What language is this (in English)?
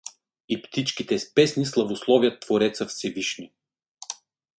Bulgarian